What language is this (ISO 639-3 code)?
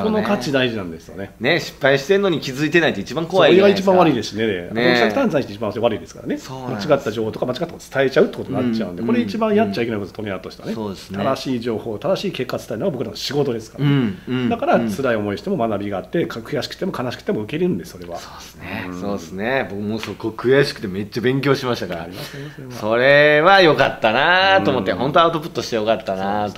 jpn